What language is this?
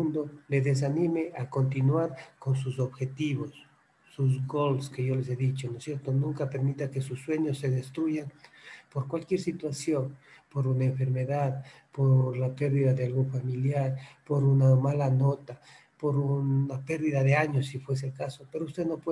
Spanish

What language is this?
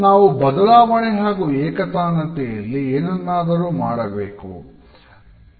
Kannada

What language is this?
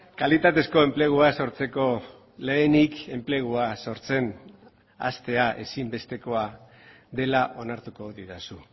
Basque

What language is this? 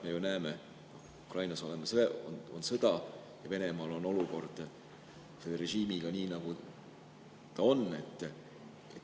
Estonian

